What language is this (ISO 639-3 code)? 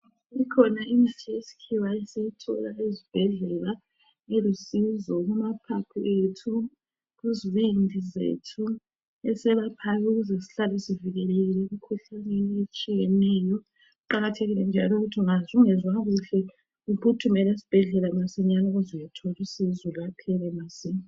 nde